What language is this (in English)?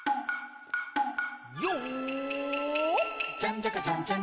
Japanese